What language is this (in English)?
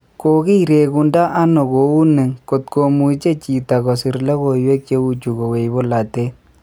Kalenjin